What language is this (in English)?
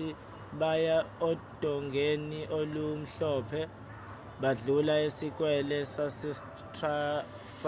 Zulu